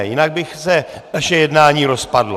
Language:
Czech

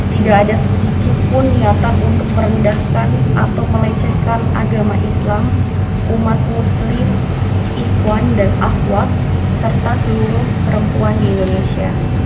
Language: Indonesian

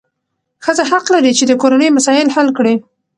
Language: Pashto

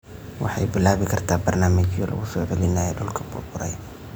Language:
Somali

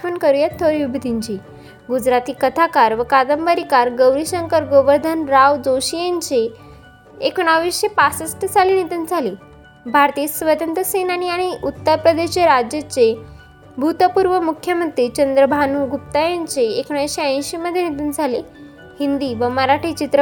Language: Marathi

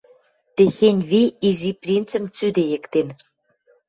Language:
Western Mari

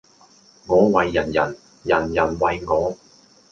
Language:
Cantonese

